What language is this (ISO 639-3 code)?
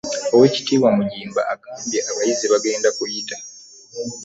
lug